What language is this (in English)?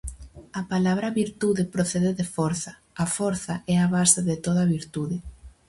Galician